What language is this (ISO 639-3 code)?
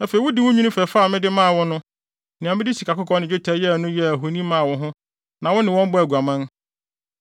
aka